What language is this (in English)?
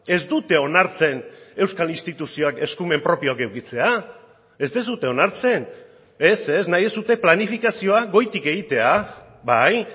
Basque